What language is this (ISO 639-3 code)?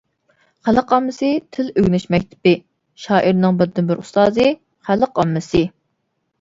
uig